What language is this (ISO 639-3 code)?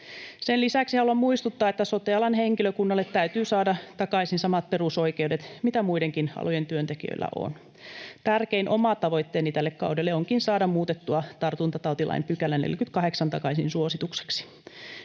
fin